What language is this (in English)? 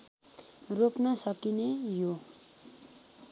Nepali